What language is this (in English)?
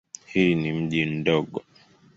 Swahili